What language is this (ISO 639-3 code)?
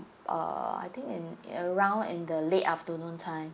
eng